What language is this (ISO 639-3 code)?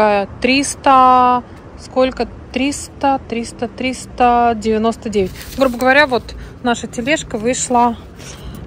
rus